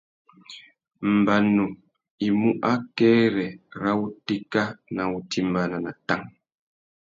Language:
Tuki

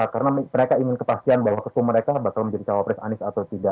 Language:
Indonesian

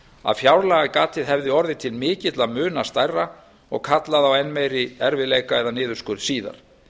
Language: Icelandic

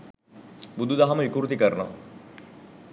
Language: Sinhala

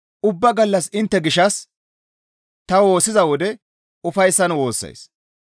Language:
Gamo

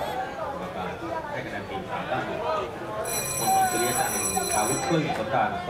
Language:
Thai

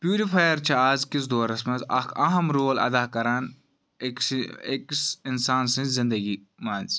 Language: Kashmiri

